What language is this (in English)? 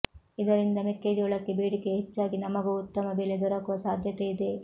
Kannada